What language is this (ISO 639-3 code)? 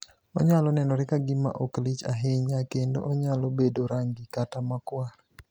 luo